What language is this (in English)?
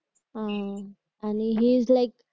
Marathi